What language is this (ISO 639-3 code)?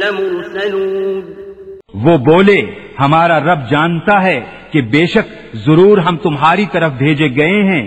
urd